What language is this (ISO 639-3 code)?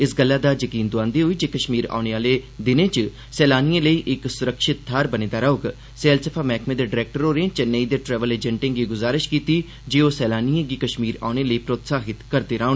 doi